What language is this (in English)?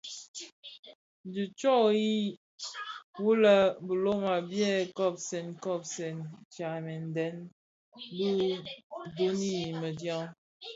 Bafia